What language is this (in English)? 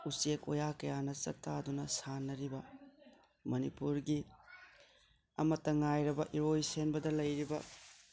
Manipuri